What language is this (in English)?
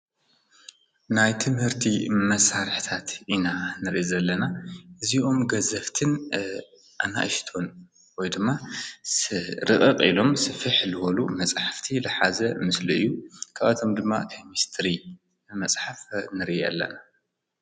Tigrinya